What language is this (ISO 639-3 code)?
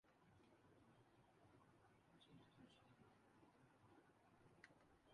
urd